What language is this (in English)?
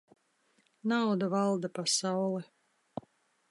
Latvian